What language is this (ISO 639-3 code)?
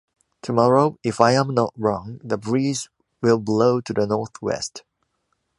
eng